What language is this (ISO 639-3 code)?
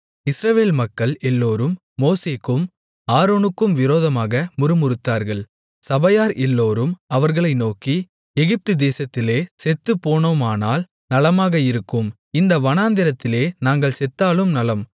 tam